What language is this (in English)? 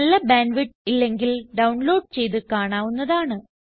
Malayalam